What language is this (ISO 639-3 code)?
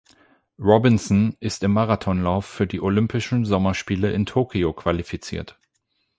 deu